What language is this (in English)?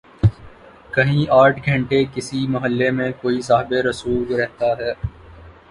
Urdu